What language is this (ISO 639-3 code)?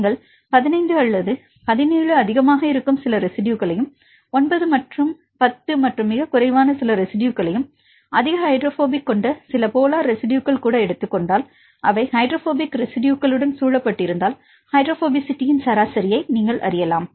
tam